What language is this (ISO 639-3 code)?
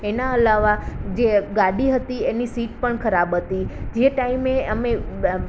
guj